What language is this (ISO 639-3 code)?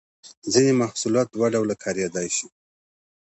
pus